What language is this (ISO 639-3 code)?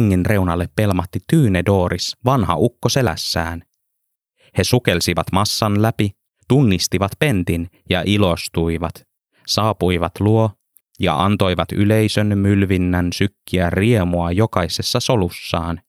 fin